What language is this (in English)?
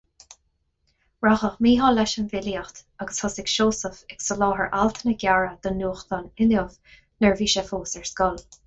Irish